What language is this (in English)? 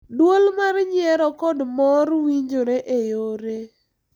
Luo (Kenya and Tanzania)